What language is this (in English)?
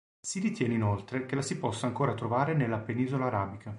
Italian